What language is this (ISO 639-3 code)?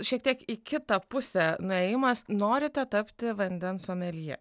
lit